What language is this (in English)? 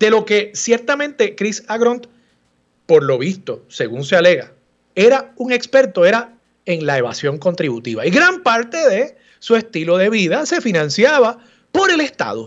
Spanish